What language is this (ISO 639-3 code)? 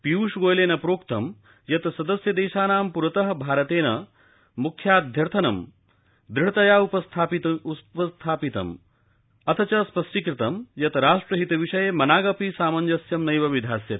san